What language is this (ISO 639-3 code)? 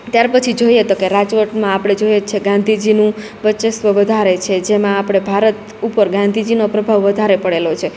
guj